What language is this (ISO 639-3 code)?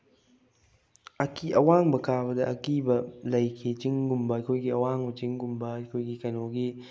mni